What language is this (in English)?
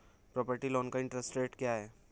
Hindi